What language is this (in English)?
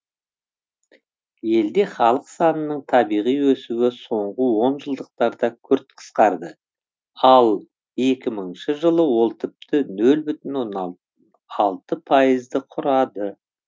Kazakh